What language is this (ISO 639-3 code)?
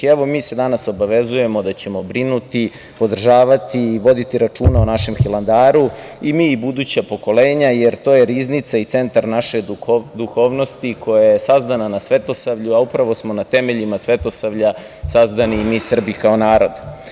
srp